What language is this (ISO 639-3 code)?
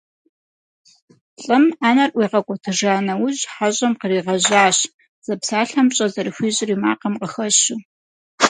kbd